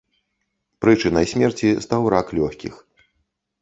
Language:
Belarusian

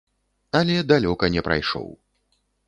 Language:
Belarusian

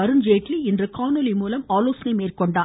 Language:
Tamil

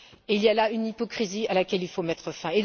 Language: French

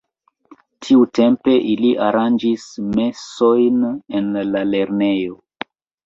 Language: Esperanto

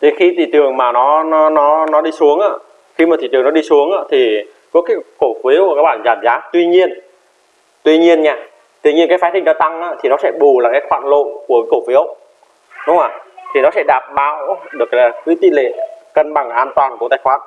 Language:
Vietnamese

